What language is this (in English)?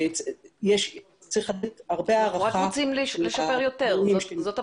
Hebrew